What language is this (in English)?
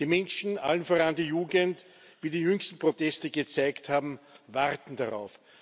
German